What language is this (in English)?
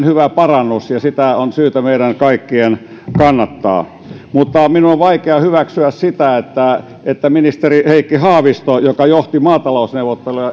Finnish